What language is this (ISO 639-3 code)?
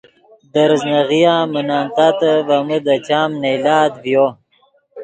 ydg